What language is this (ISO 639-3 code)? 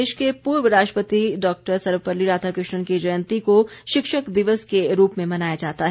hin